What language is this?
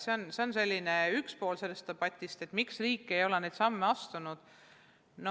Estonian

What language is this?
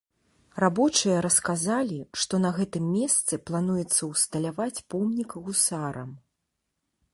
Belarusian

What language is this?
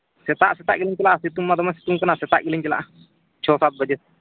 Santali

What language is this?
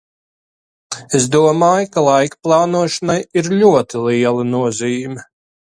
Latvian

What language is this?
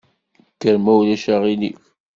Kabyle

